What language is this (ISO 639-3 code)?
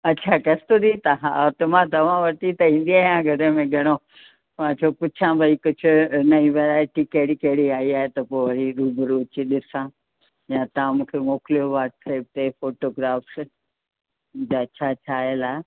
snd